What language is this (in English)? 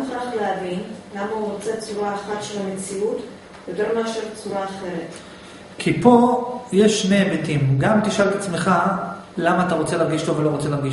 Hebrew